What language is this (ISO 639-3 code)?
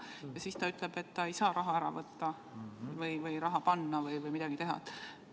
est